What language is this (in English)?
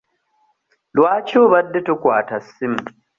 Ganda